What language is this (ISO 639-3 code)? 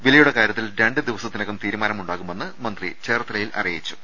mal